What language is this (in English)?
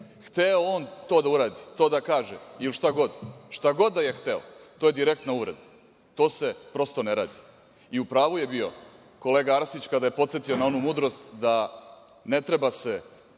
Serbian